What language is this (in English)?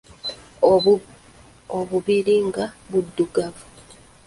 Ganda